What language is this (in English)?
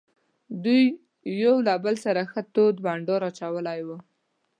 Pashto